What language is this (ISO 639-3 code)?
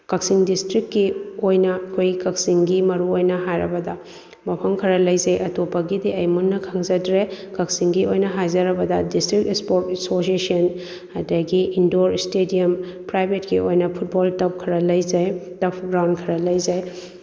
mni